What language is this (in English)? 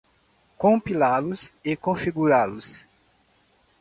Portuguese